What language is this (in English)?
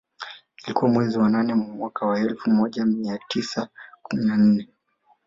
Swahili